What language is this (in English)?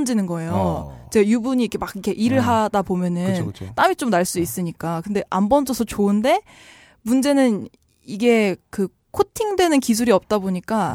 Korean